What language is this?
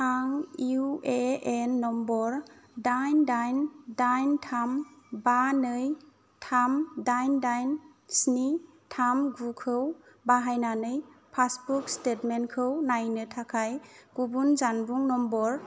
Bodo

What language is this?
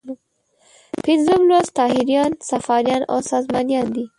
Pashto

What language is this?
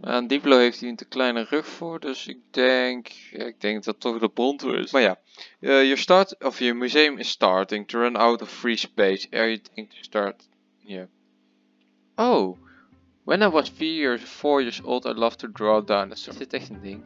Dutch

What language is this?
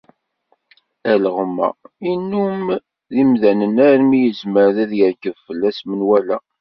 Kabyle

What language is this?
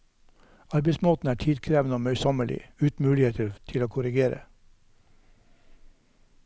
Norwegian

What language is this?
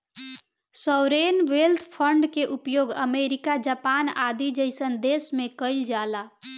Bhojpuri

